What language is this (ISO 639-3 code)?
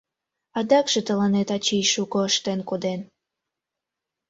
chm